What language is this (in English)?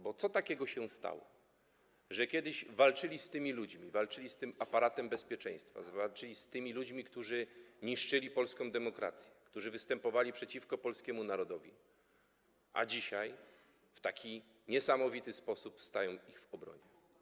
Polish